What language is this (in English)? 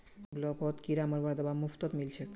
Magahi